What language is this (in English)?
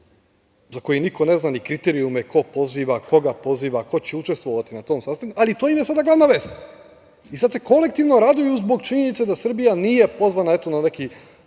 Serbian